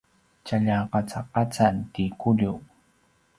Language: Paiwan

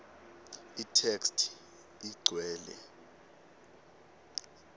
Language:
Swati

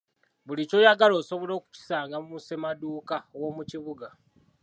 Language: Ganda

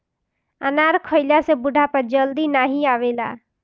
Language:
Bhojpuri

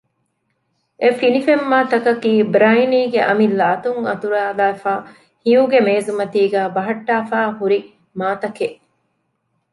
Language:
Divehi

